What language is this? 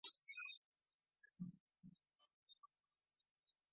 Chinese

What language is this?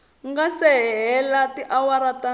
Tsonga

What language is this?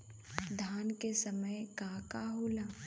Bhojpuri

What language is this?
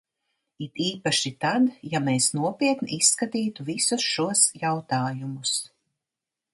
Latvian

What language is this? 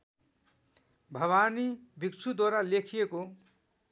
Nepali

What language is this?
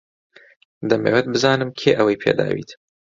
Central Kurdish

